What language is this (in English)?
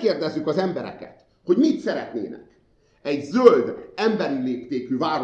Hungarian